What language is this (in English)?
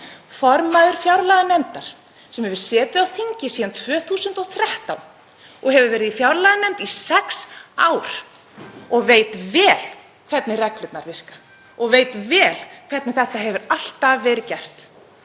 Icelandic